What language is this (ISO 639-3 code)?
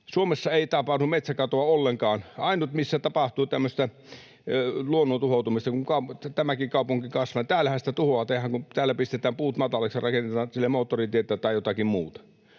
fin